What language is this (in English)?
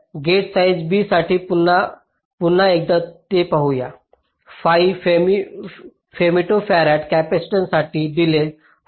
Marathi